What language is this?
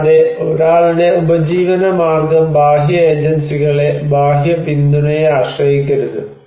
Malayalam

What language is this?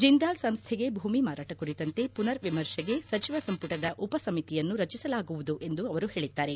Kannada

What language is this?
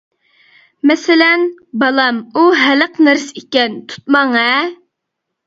Uyghur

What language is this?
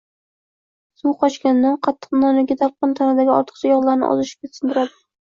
Uzbek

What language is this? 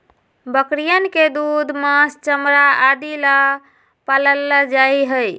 Magahi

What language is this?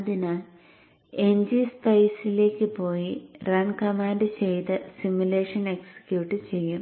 Malayalam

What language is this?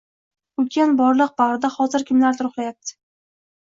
Uzbek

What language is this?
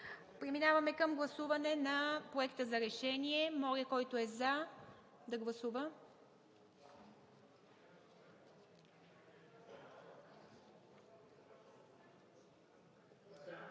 Bulgarian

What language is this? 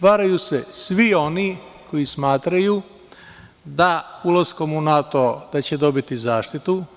Serbian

